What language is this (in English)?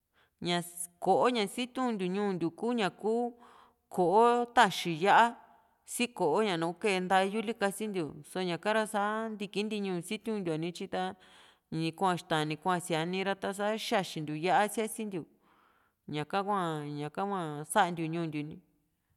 Juxtlahuaca Mixtec